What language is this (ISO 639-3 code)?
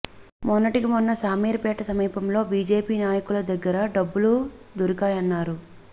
tel